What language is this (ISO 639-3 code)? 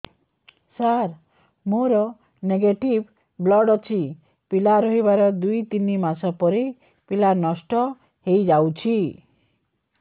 ori